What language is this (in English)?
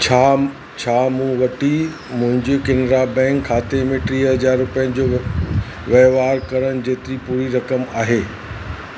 Sindhi